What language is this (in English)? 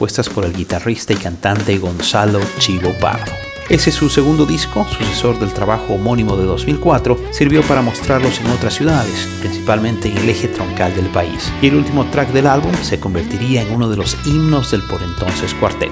Spanish